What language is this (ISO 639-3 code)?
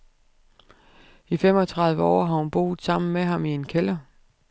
dan